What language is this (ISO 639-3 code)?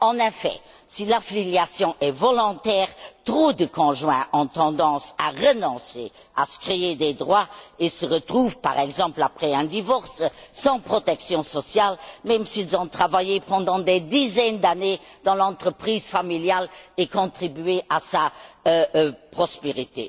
fra